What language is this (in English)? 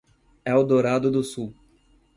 Portuguese